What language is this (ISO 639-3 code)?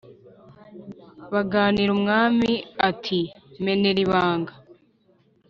kin